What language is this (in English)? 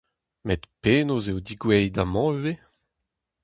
Breton